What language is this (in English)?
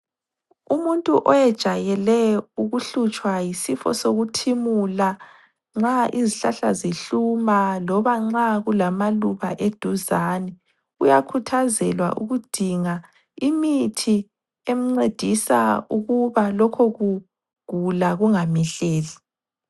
North Ndebele